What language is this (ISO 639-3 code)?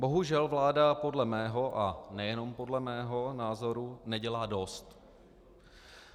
ces